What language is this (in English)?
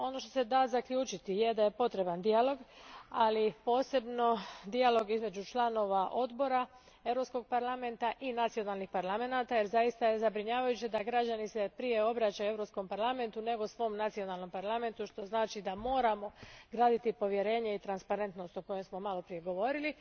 Croatian